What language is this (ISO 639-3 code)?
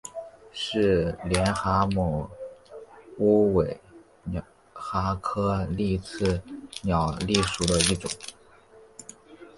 zho